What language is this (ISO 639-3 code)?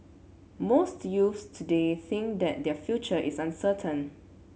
eng